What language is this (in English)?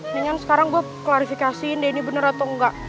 Indonesian